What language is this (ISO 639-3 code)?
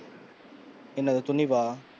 tam